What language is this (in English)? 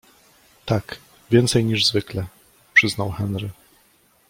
Polish